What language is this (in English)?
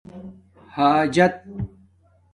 Domaaki